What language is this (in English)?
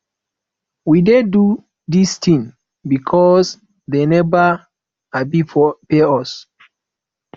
Nigerian Pidgin